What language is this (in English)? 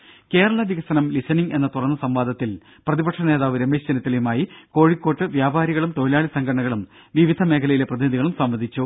Malayalam